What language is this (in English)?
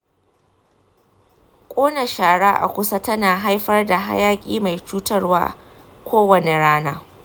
Hausa